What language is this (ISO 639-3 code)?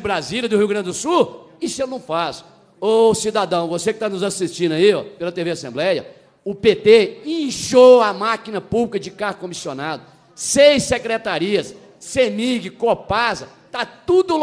por